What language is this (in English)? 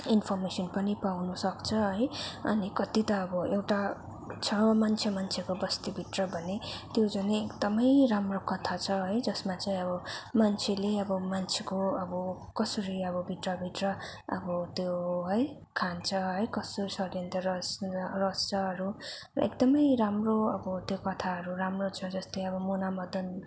Nepali